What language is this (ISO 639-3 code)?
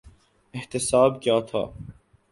urd